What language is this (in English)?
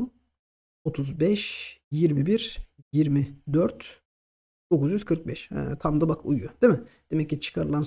Turkish